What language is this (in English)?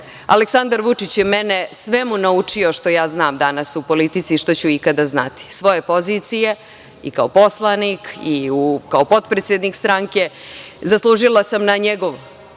Serbian